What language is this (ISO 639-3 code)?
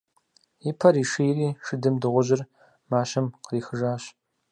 kbd